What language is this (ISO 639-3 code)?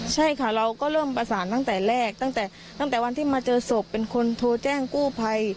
tha